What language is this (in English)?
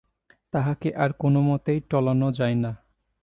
Bangla